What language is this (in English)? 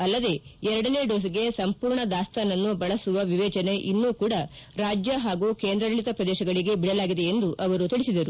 Kannada